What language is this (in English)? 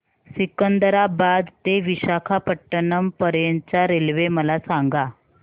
Marathi